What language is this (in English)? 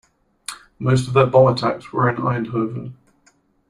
English